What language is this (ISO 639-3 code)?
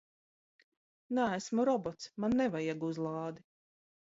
lav